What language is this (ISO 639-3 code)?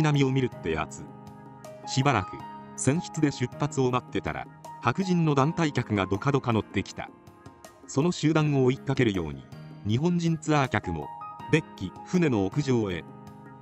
jpn